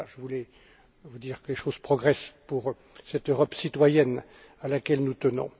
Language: French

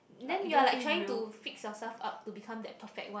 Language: English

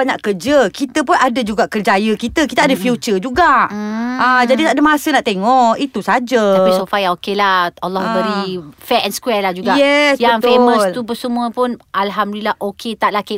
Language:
Malay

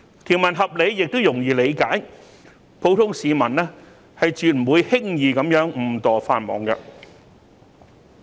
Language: Cantonese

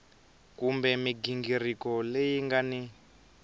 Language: Tsonga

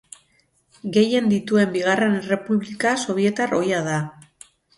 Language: Basque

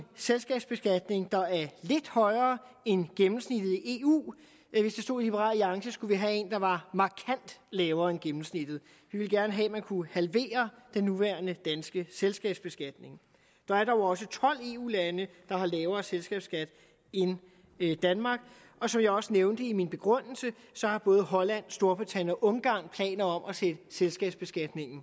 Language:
Danish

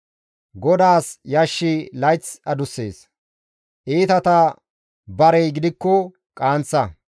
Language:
Gamo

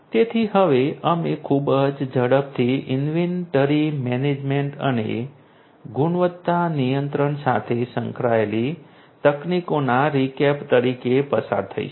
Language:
Gujarati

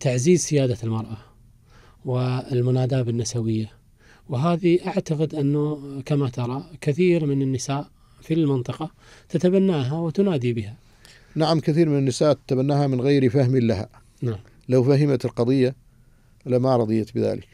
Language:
Arabic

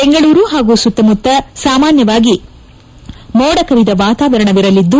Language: Kannada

